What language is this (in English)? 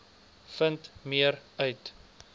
Afrikaans